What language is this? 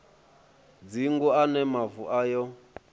Venda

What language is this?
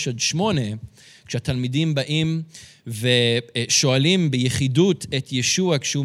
Hebrew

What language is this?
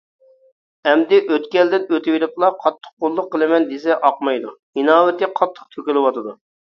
Uyghur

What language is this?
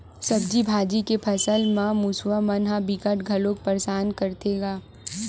Chhattisgarhi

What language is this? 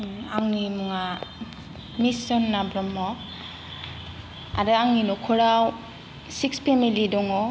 Bodo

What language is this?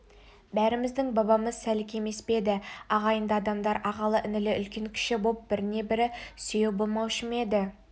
Kazakh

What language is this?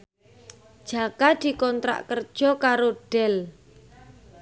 Javanese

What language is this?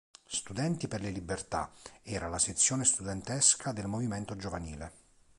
Italian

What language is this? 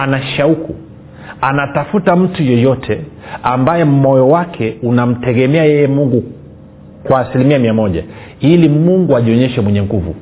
Swahili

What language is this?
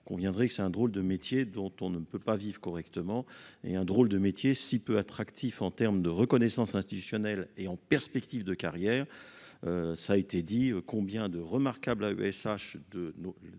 French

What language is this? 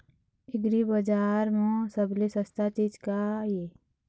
Chhattisgarhi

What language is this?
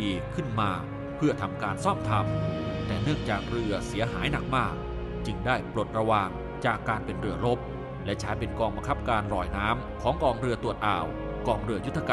Thai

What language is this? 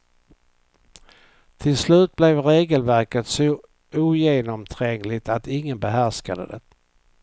Swedish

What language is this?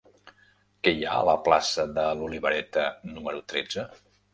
Catalan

